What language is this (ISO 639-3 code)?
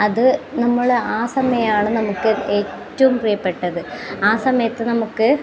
mal